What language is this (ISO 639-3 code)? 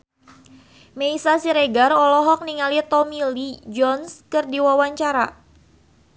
sun